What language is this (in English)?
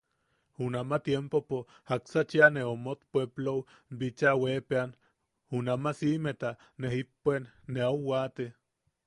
Yaqui